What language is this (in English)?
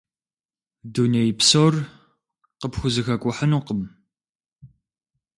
Kabardian